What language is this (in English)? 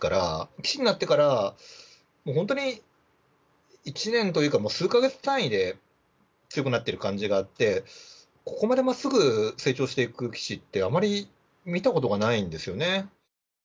Japanese